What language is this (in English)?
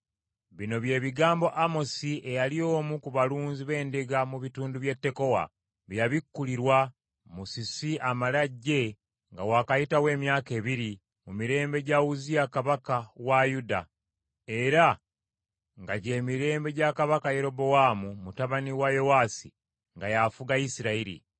Ganda